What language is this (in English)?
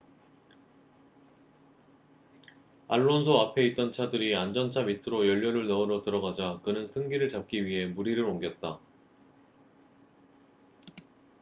Korean